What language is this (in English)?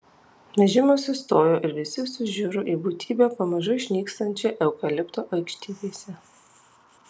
Lithuanian